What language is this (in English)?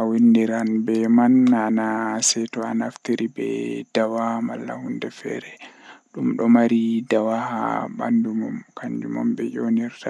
Western Niger Fulfulde